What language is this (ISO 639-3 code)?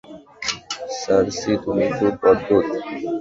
ben